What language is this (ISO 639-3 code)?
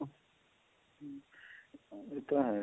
pan